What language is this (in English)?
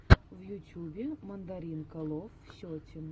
Russian